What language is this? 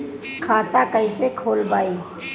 Bhojpuri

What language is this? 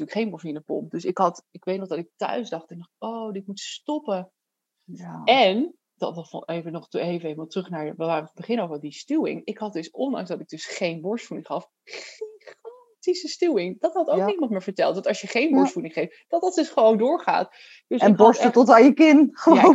Dutch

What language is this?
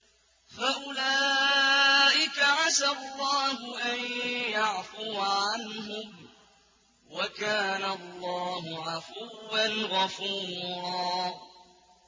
Arabic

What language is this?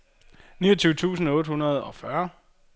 Danish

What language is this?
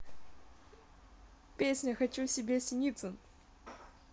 Russian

